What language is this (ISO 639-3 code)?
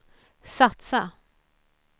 swe